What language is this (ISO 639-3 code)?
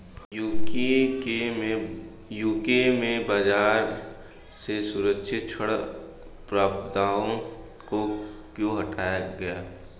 hin